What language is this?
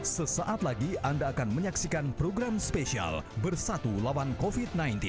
Indonesian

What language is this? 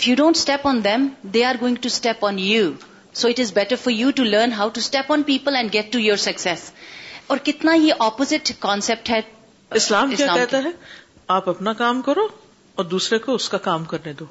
Urdu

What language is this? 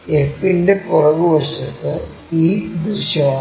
Malayalam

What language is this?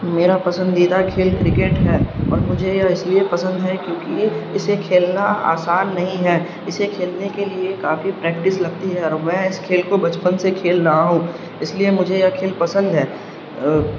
Urdu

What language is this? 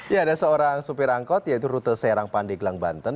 Indonesian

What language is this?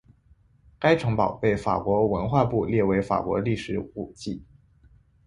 Chinese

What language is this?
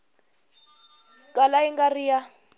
Tsonga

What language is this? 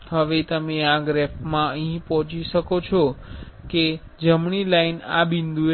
Gujarati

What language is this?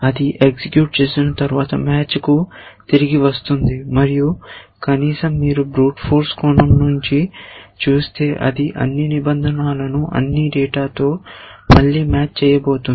Telugu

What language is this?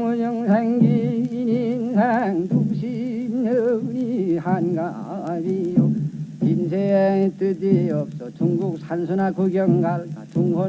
Korean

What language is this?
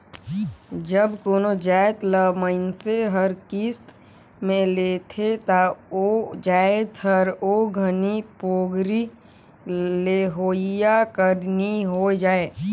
Chhattisgarhi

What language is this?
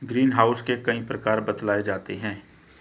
Hindi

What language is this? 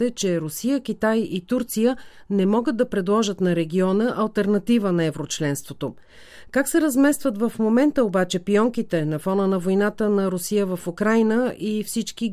Bulgarian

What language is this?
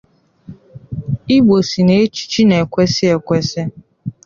Igbo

